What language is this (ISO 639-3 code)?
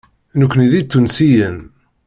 kab